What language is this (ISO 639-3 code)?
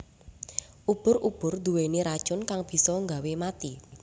jav